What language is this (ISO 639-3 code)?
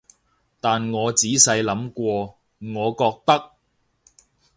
yue